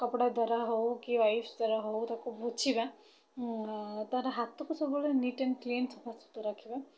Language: Odia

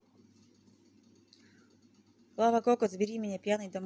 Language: Russian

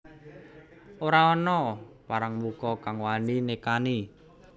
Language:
Javanese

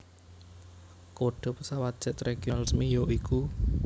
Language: Javanese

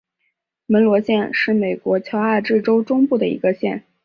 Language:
Chinese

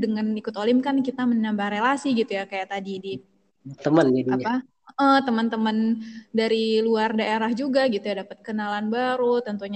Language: Indonesian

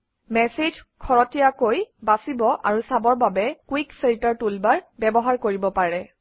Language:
Assamese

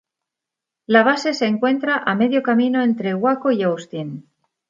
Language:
Spanish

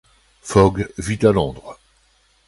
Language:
French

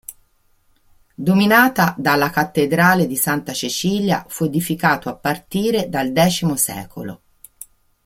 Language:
Italian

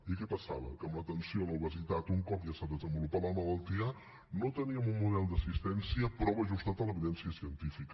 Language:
Catalan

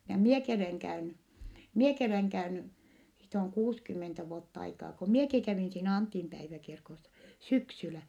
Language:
Finnish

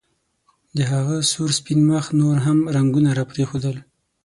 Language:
Pashto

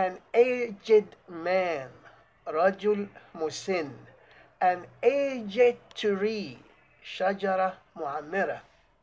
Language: Arabic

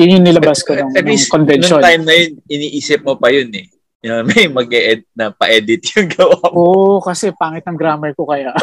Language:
Filipino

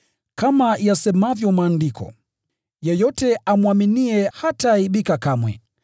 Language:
Swahili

